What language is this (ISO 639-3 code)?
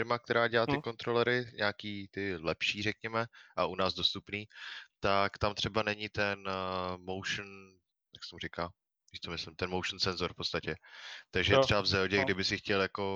ces